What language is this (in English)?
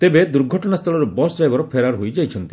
Odia